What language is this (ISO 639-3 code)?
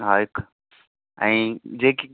snd